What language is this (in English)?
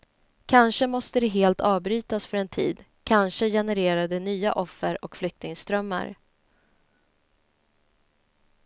Swedish